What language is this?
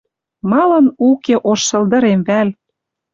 Western Mari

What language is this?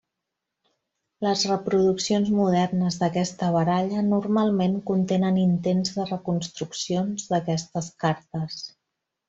Catalan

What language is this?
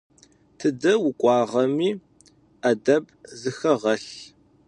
Adyghe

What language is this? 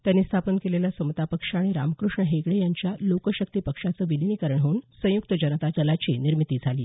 Marathi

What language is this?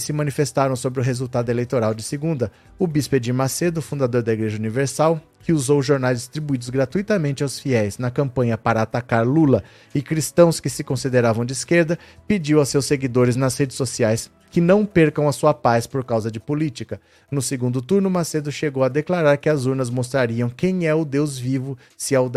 Portuguese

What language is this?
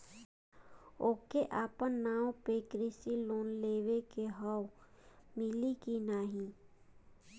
Bhojpuri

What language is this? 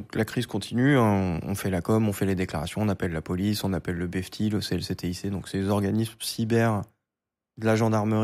French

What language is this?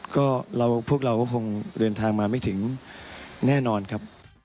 Thai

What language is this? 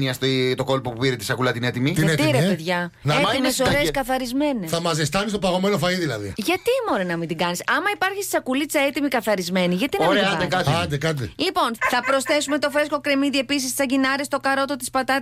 Greek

